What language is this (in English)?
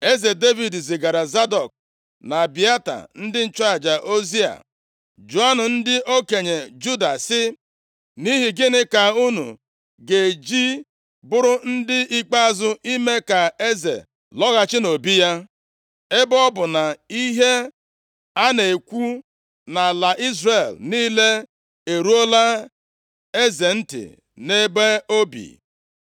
Igbo